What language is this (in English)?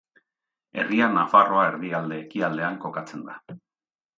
Basque